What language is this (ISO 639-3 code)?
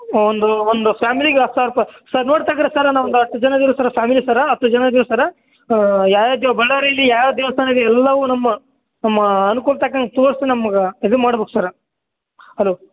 kan